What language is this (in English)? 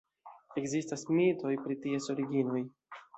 Esperanto